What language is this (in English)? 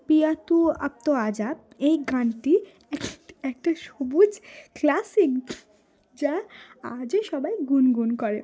Bangla